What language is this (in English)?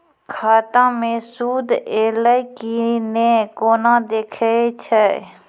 Maithili